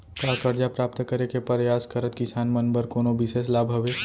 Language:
Chhattisgarhi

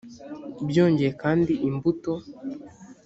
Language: Kinyarwanda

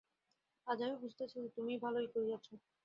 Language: Bangla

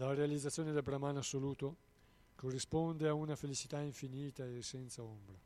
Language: Italian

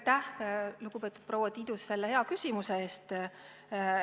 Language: Estonian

